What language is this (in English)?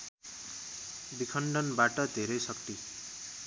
Nepali